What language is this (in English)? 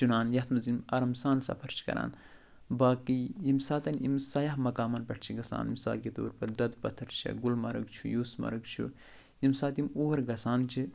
Kashmiri